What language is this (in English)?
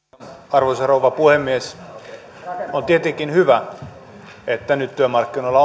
Finnish